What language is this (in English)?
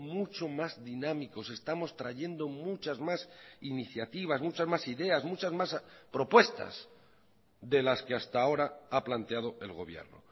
Spanish